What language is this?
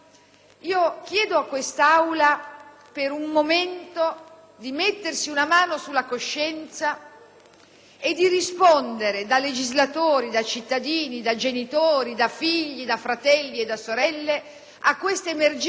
Italian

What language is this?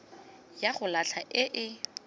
Tswana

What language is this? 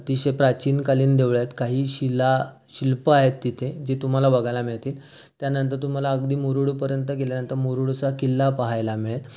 Marathi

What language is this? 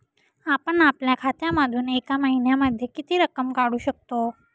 Marathi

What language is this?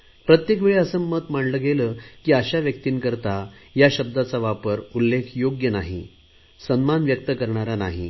Marathi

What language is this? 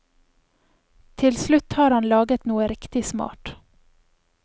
Norwegian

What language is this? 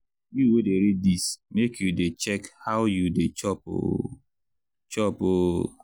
Nigerian Pidgin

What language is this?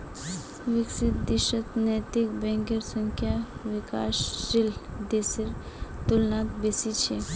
Magahi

